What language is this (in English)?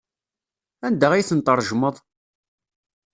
Kabyle